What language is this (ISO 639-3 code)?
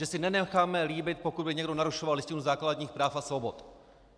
ces